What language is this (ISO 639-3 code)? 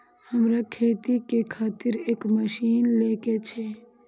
mai